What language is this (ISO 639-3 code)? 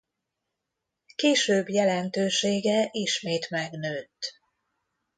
hun